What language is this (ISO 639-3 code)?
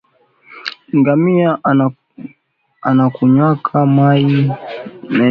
swa